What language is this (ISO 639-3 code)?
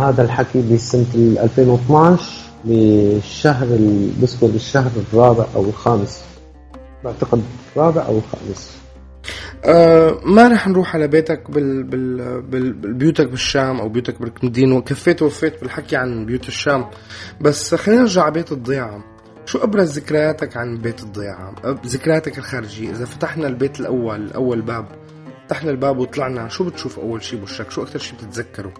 ara